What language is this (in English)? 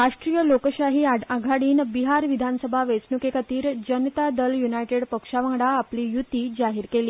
Konkani